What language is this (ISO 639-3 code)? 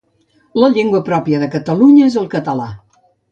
cat